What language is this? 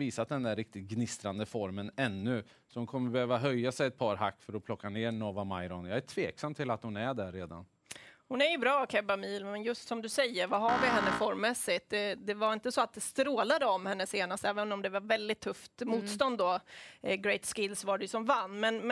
Swedish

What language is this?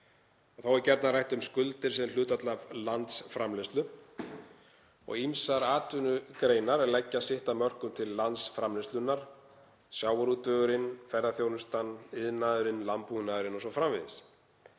Icelandic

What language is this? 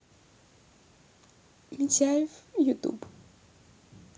Russian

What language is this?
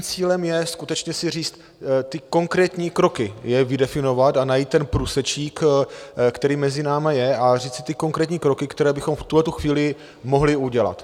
Czech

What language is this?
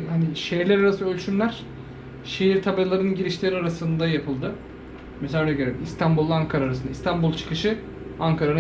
Turkish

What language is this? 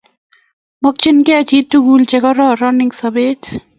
Kalenjin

